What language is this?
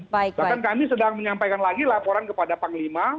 Indonesian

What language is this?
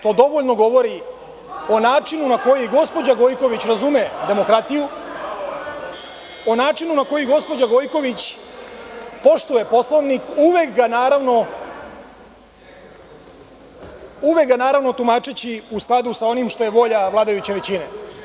Serbian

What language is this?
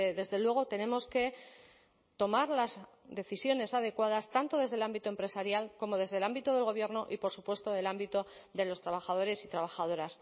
Spanish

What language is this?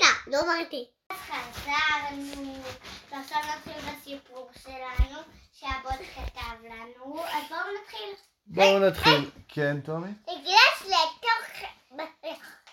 Hebrew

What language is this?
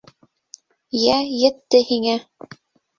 Bashkir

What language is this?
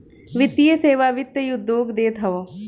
Bhojpuri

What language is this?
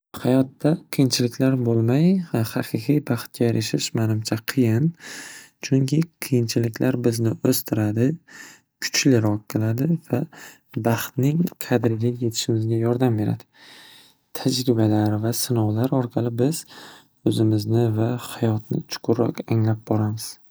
Uzbek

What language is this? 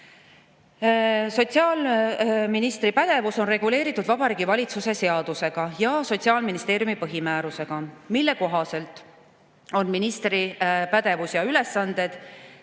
Estonian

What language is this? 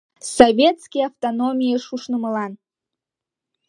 Mari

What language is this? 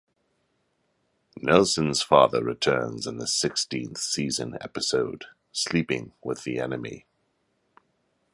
English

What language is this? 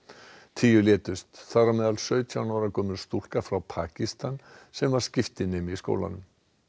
Icelandic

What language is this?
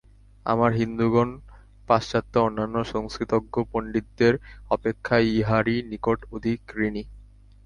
Bangla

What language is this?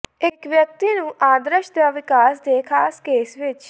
Punjabi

